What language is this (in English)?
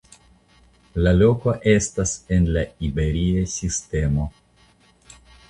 Esperanto